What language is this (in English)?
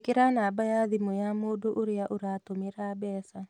Kikuyu